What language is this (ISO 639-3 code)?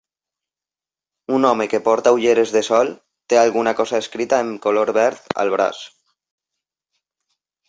cat